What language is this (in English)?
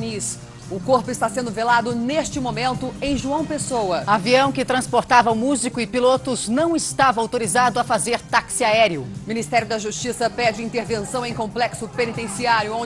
Portuguese